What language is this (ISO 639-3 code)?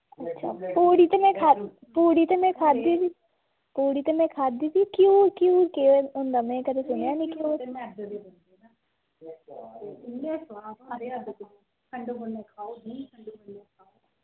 doi